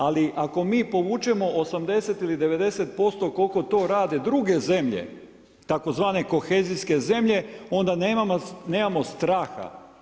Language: Croatian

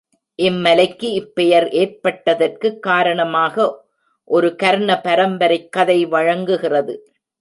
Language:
Tamil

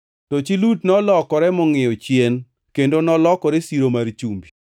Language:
Luo (Kenya and Tanzania)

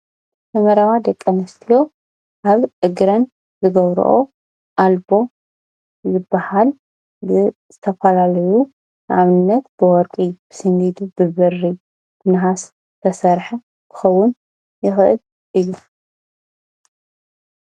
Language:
Tigrinya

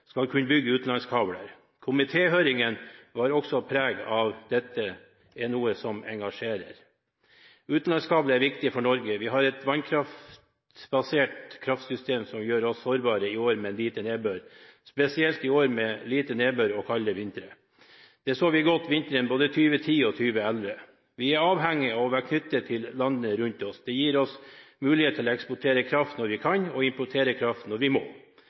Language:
Norwegian Bokmål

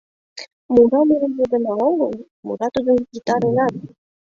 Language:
Mari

